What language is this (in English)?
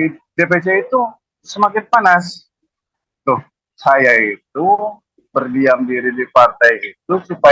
Indonesian